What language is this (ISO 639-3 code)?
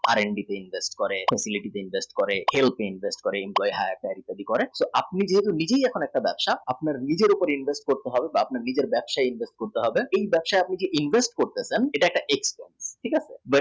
ben